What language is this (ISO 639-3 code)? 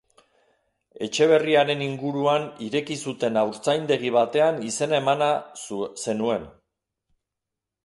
eus